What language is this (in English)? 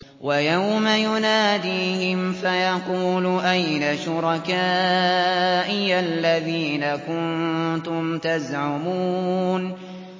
Arabic